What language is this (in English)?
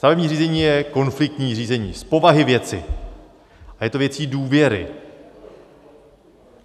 Czech